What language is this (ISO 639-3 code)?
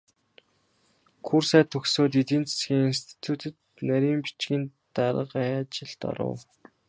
mon